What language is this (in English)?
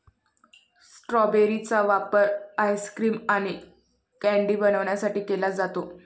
Marathi